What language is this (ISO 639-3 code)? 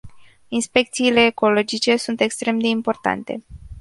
ron